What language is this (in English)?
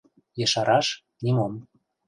Mari